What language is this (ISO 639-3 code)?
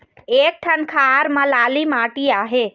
hne